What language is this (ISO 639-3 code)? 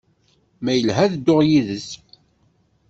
kab